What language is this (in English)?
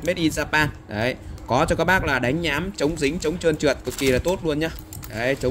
Vietnamese